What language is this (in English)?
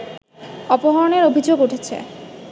Bangla